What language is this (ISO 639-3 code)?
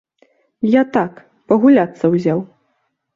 bel